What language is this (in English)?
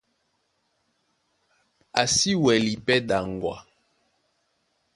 Duala